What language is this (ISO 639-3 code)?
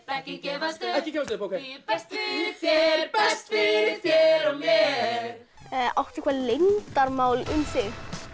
isl